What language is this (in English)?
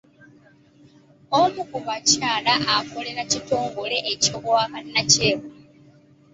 Ganda